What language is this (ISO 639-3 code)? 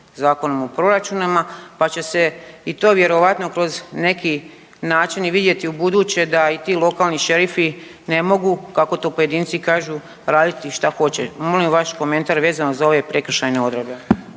hrv